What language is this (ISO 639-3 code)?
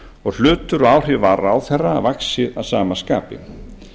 isl